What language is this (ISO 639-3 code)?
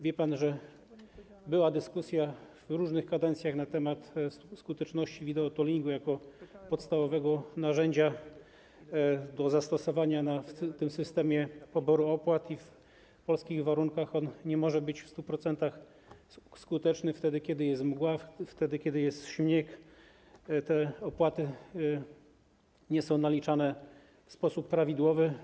pol